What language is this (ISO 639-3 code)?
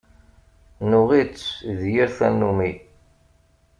kab